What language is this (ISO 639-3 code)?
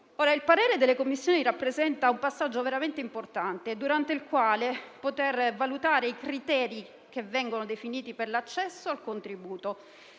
ita